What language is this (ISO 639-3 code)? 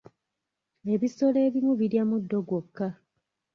lug